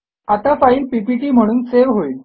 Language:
Marathi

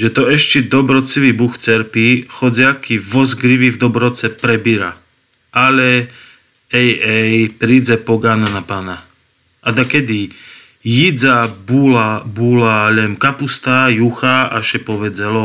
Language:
Slovak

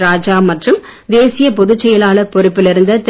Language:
Tamil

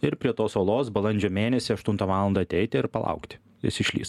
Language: Lithuanian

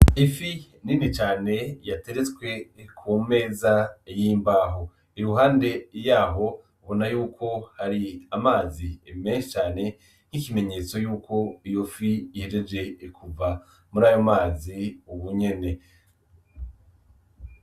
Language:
Rundi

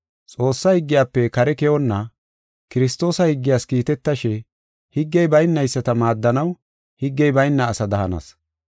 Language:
Gofa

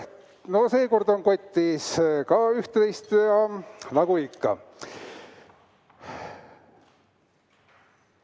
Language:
Estonian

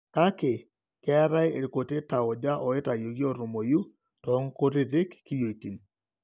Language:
Masai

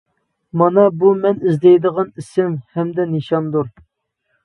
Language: Uyghur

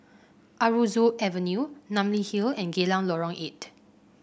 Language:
English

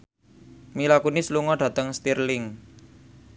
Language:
Javanese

